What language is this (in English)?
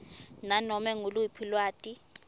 Swati